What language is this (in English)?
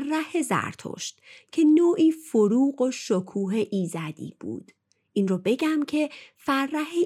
Persian